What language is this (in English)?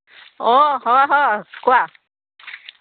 Assamese